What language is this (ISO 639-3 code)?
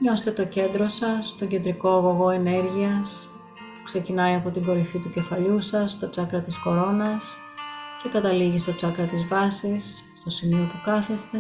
ell